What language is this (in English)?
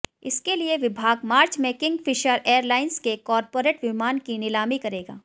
Hindi